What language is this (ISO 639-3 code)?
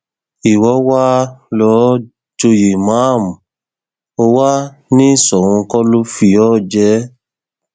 yor